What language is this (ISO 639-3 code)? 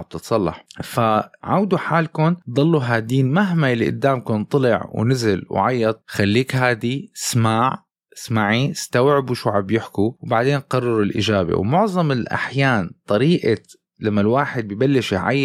ara